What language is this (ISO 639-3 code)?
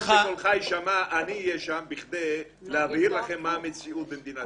heb